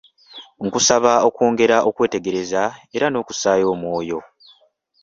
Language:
Ganda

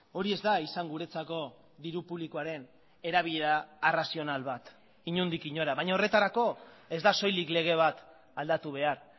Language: Basque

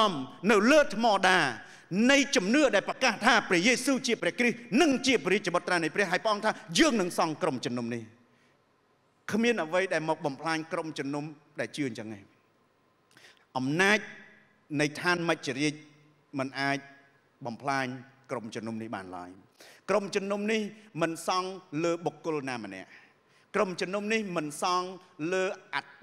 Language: Thai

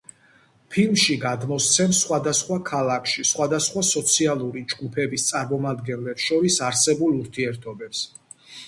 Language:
Georgian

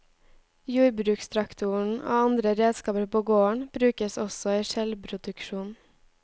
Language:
Norwegian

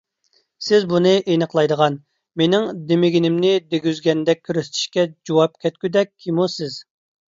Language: Uyghur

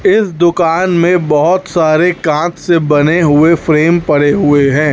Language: Hindi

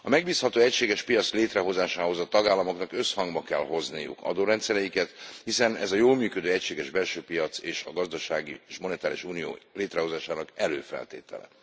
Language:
Hungarian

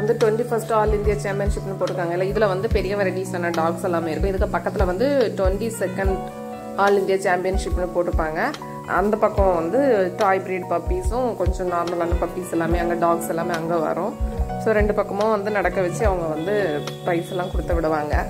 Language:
Telugu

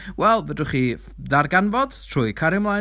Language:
Welsh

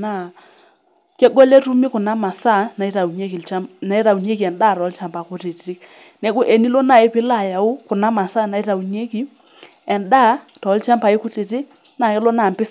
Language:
Masai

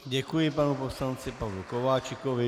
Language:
Czech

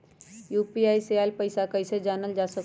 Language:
Magahi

